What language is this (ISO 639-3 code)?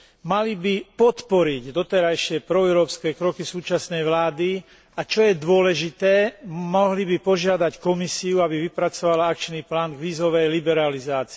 slk